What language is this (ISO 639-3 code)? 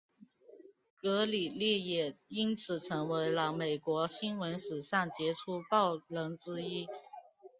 zho